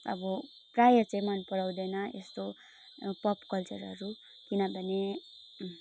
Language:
Nepali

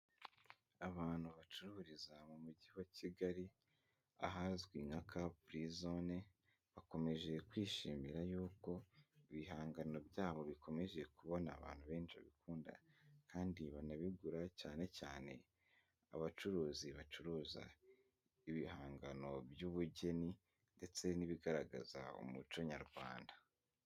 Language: Kinyarwanda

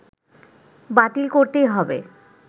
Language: Bangla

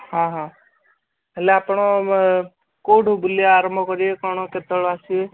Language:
Odia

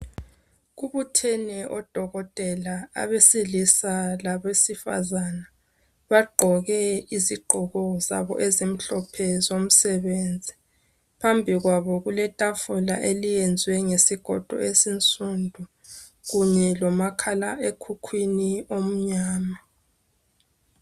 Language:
North Ndebele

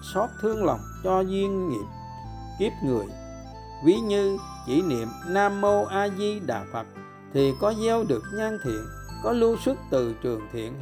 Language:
Vietnamese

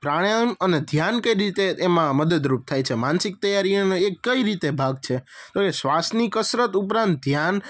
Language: Gujarati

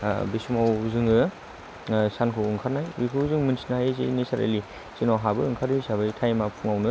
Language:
Bodo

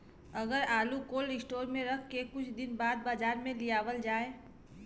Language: Bhojpuri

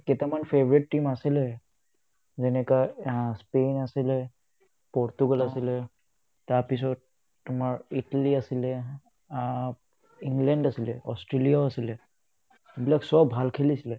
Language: Assamese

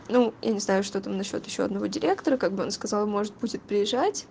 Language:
Russian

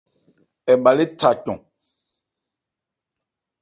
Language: Ebrié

